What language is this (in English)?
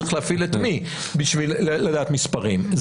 Hebrew